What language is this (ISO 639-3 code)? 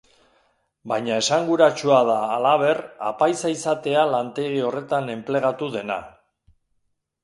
eus